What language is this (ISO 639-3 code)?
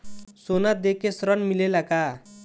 bho